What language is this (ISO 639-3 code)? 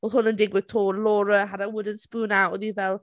cym